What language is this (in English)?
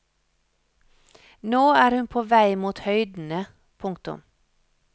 Norwegian